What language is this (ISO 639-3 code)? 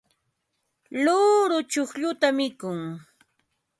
qva